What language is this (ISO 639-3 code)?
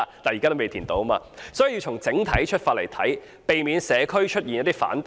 yue